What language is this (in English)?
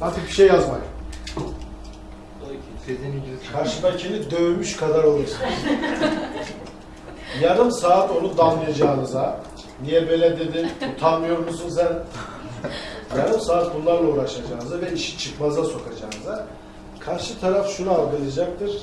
Turkish